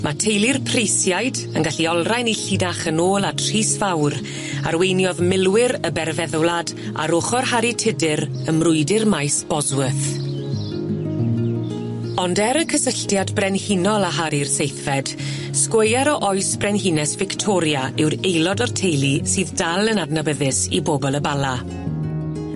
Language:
Welsh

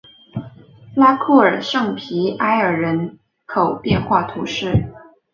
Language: Chinese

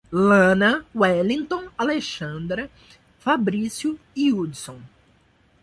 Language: Portuguese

